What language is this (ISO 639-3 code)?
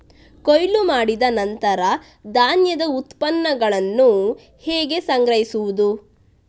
kan